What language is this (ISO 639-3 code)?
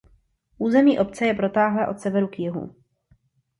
ces